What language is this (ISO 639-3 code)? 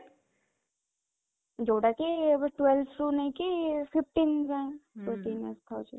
ori